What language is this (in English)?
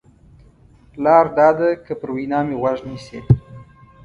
Pashto